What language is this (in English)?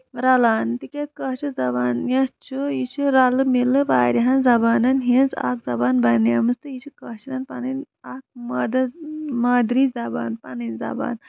Kashmiri